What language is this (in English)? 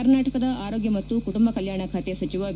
Kannada